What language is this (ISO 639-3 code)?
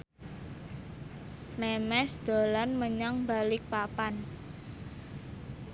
jav